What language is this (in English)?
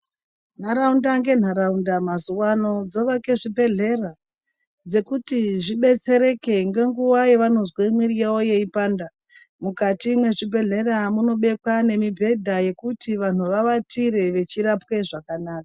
Ndau